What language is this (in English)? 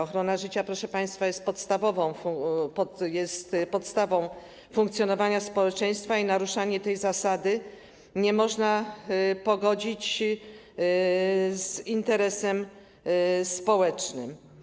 Polish